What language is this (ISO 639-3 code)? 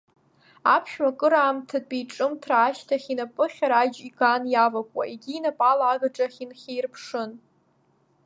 abk